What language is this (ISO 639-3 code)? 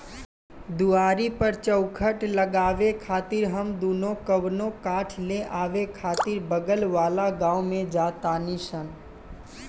bho